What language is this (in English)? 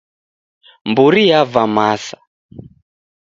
Taita